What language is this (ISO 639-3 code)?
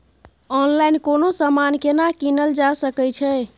mai